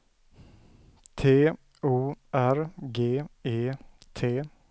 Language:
Swedish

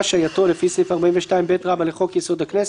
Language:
Hebrew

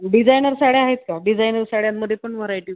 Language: Marathi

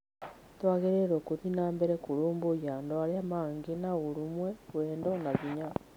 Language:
Kikuyu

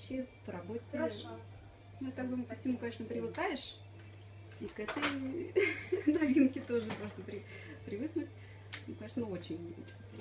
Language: Russian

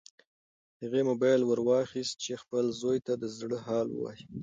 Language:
Pashto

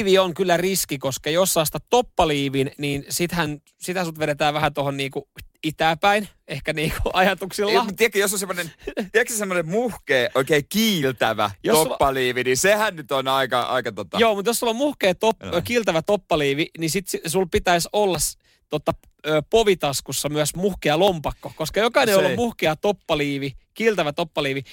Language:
Finnish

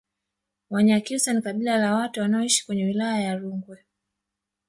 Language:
Swahili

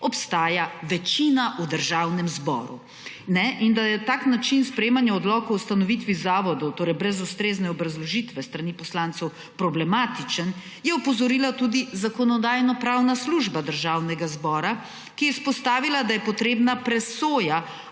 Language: Slovenian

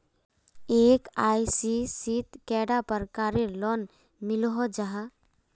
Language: Magahi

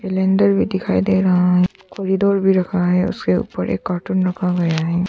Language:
Hindi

